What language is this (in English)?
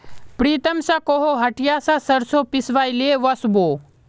Magahi